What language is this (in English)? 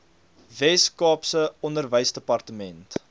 Afrikaans